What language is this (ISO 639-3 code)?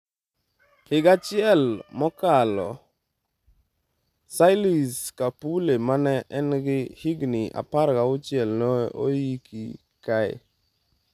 luo